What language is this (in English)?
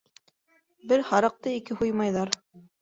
Bashkir